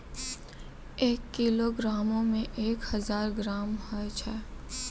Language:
Maithili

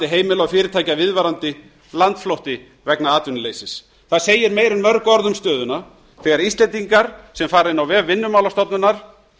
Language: Icelandic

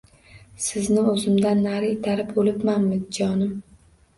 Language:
Uzbek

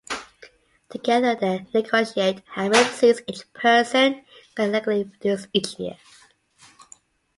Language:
English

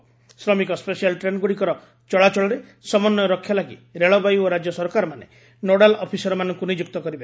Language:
Odia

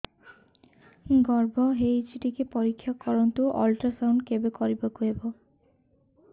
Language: Odia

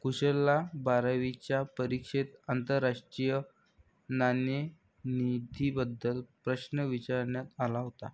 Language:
Marathi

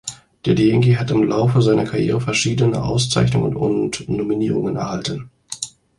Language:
German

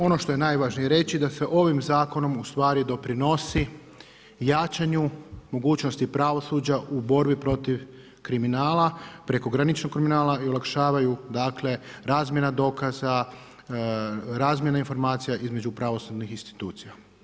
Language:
Croatian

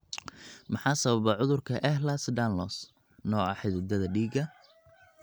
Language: Somali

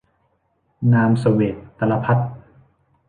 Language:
Thai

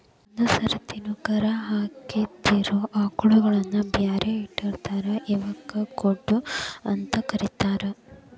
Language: Kannada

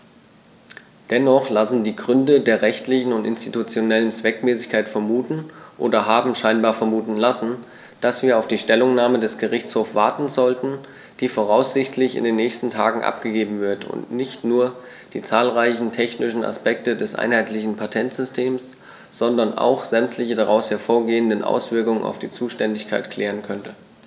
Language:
German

